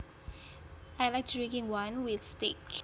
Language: Javanese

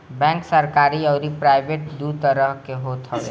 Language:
Bhojpuri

